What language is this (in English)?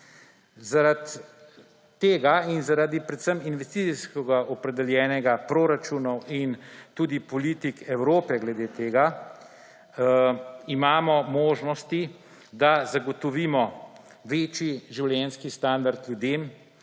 Slovenian